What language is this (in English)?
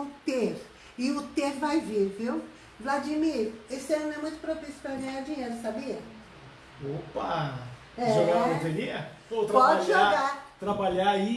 Portuguese